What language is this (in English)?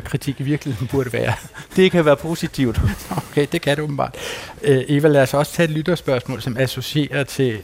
Danish